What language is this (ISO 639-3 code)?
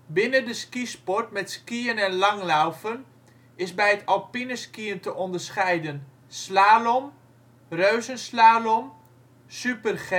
nld